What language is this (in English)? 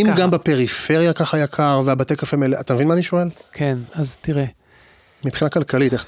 Hebrew